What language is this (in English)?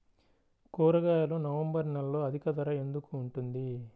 Telugu